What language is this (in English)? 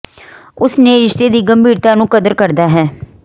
Punjabi